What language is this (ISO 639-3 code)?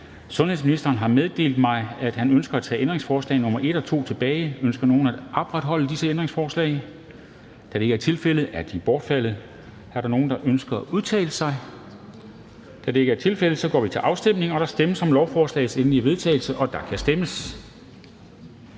dan